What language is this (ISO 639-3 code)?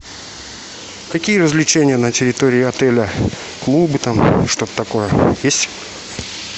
rus